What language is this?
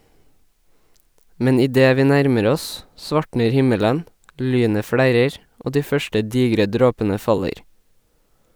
Norwegian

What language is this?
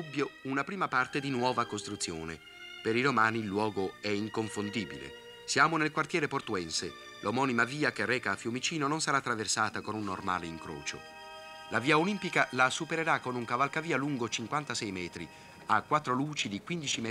Italian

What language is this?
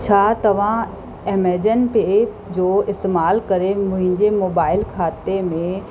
Sindhi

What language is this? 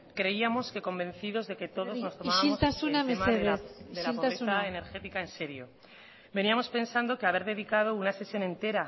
Spanish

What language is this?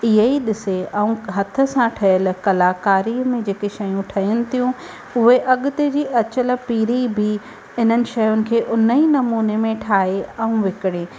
Sindhi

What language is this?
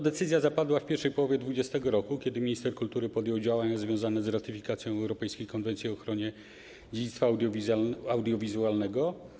Polish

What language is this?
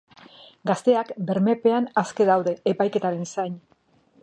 Basque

